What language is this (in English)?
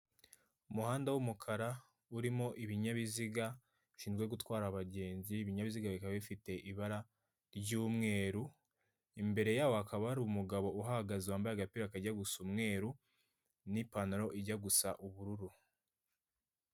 Kinyarwanda